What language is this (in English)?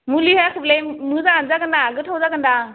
Bodo